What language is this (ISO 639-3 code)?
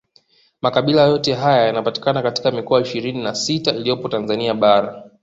swa